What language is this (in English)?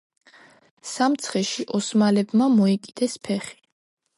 Georgian